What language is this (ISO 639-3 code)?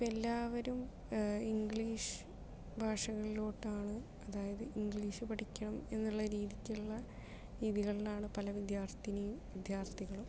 mal